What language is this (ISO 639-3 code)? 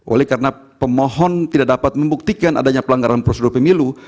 ind